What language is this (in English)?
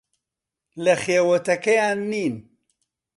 Central Kurdish